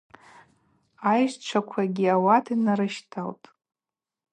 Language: Abaza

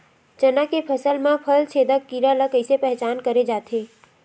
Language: Chhattisgarhi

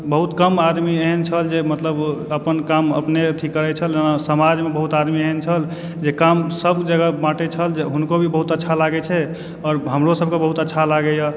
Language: Maithili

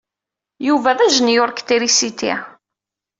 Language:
Kabyle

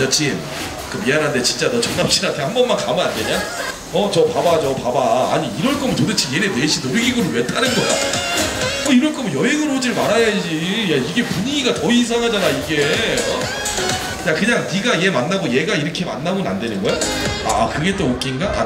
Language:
Korean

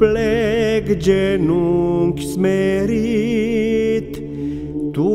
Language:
Romanian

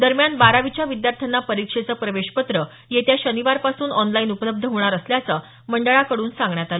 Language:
Marathi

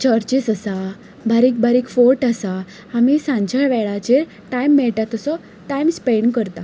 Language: Konkani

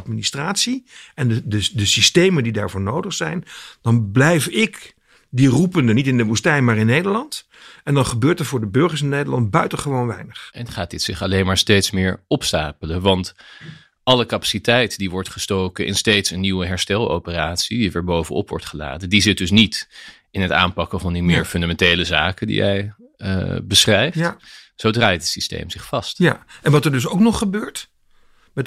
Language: Dutch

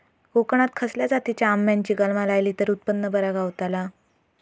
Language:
Marathi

